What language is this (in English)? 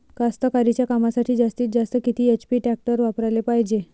Marathi